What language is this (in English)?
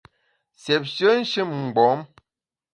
Bamun